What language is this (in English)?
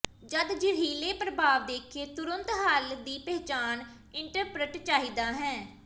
Punjabi